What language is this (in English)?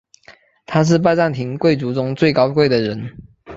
Chinese